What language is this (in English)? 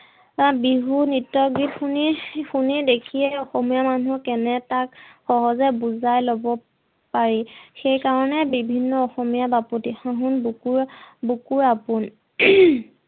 Assamese